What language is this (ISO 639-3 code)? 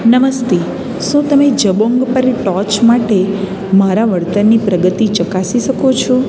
guj